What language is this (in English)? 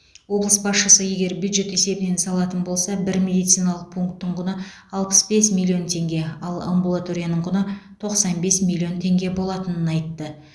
Kazakh